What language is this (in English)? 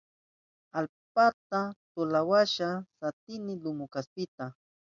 Southern Pastaza Quechua